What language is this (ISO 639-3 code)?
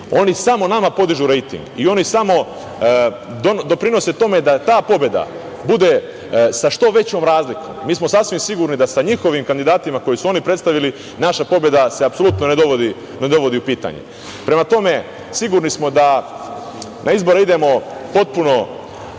srp